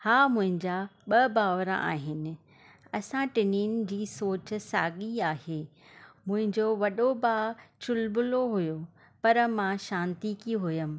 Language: Sindhi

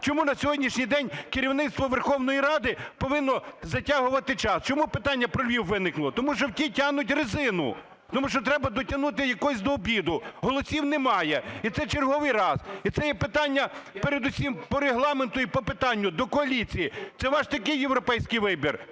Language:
Ukrainian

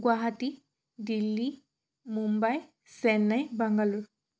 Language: Assamese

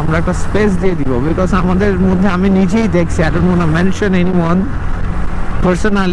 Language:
Hindi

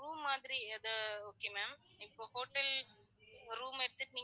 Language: Tamil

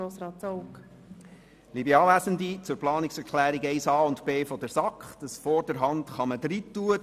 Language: Swiss German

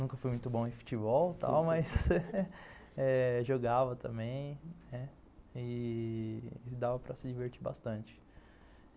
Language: Portuguese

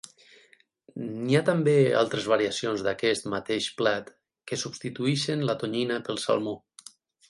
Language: Catalan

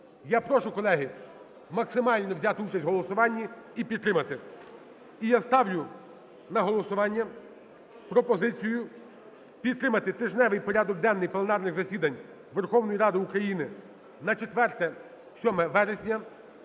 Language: Ukrainian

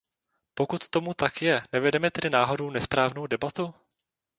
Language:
Czech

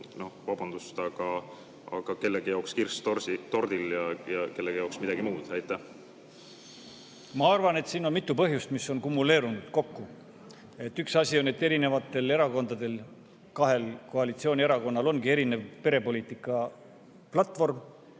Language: Estonian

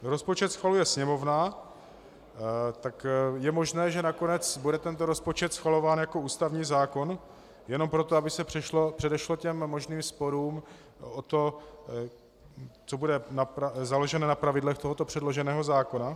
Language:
Czech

